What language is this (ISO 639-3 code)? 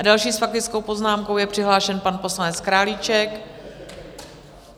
ces